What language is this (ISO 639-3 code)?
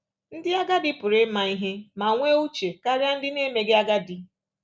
ibo